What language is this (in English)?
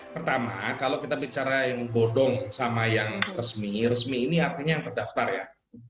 Indonesian